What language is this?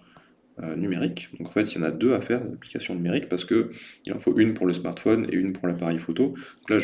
French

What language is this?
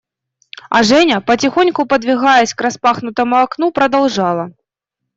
Russian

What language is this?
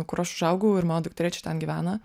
Lithuanian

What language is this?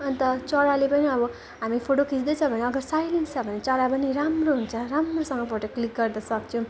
Nepali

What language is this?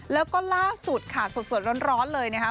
Thai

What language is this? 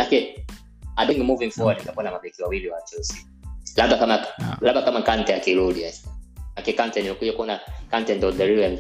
Swahili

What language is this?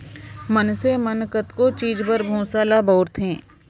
Chhattisgarhi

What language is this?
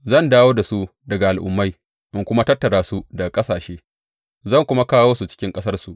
Hausa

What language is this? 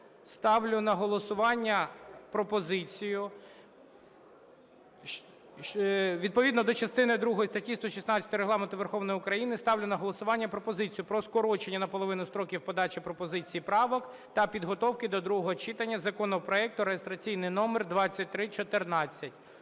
Ukrainian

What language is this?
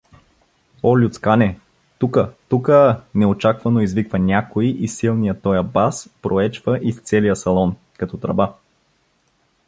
Bulgarian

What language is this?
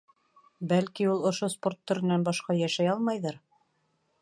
Bashkir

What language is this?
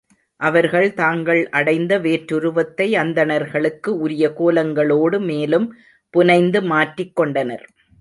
Tamil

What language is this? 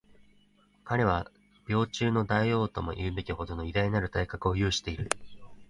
Japanese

